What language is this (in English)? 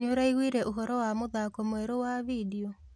Kikuyu